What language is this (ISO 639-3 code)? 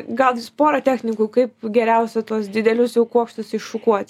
lit